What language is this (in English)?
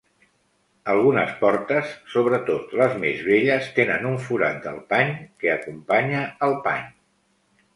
Catalan